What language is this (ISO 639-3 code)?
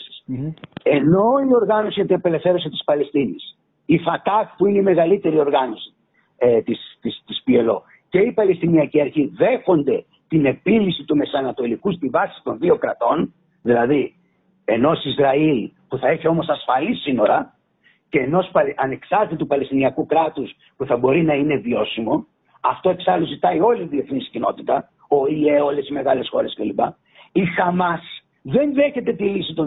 ell